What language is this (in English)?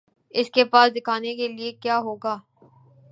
Urdu